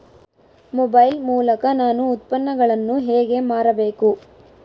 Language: Kannada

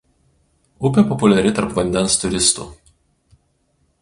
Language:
Lithuanian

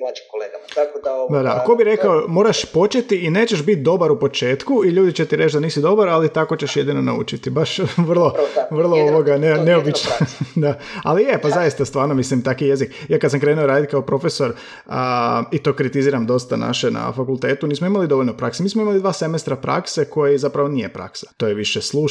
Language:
Croatian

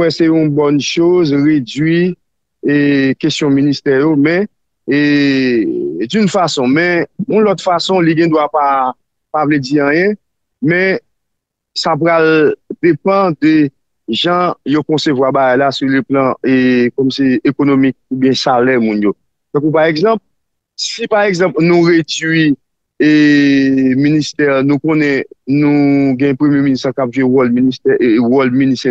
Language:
French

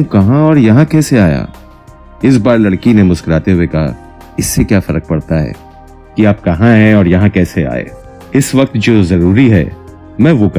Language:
Hindi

